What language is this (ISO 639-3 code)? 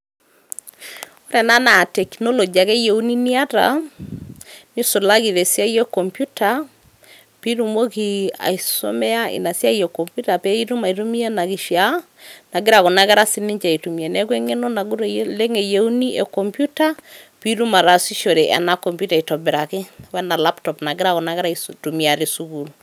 mas